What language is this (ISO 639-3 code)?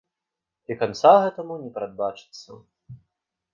bel